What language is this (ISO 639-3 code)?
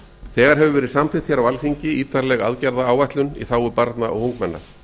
isl